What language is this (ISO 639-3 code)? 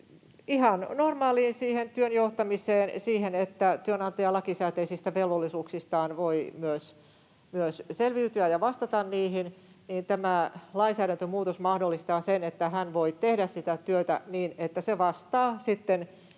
fin